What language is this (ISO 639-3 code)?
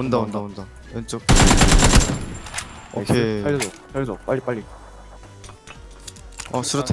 kor